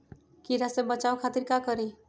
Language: Magahi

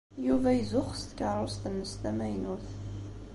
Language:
Kabyle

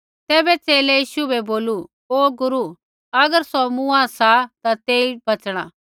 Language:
Kullu Pahari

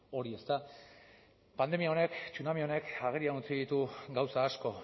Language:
Basque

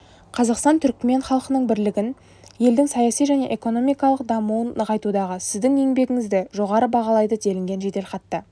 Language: Kazakh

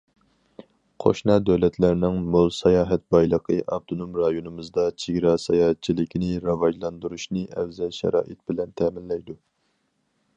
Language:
Uyghur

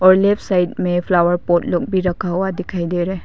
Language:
Hindi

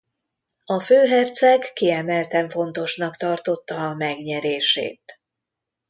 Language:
Hungarian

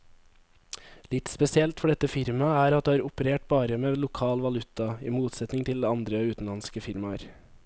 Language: Norwegian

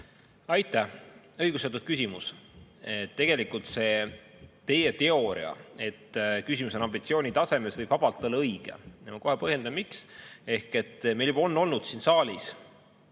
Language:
Estonian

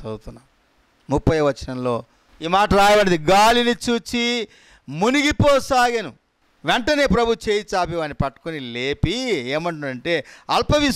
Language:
Telugu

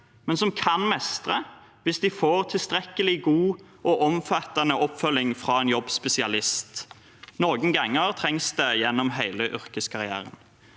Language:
Norwegian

